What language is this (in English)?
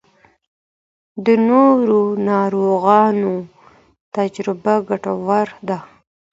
Pashto